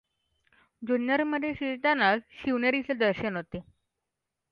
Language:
Marathi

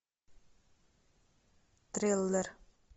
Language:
Russian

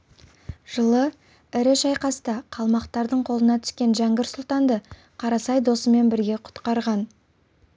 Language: Kazakh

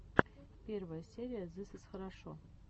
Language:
Russian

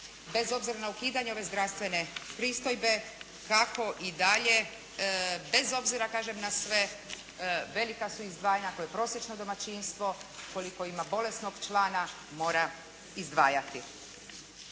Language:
Croatian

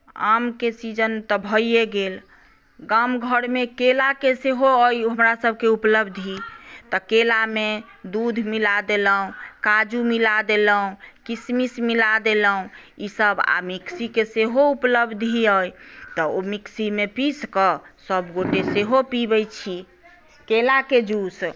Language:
Maithili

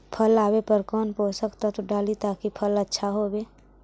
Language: Magahi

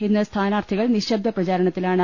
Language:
Malayalam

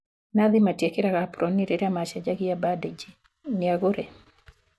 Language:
Kikuyu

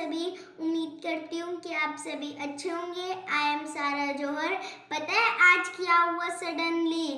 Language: Hindi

